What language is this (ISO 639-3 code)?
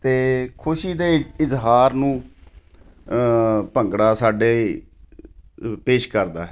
pan